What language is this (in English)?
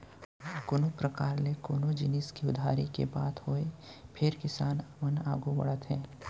Chhattisgarhi